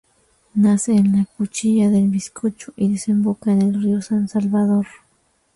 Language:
Spanish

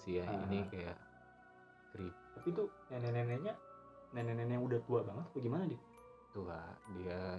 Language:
Indonesian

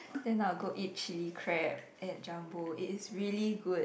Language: English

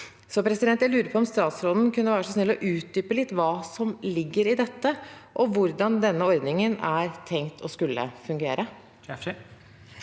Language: Norwegian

